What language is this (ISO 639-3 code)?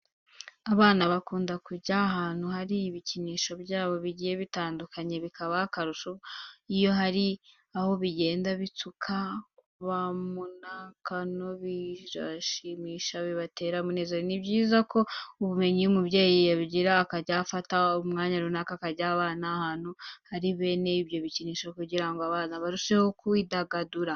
kin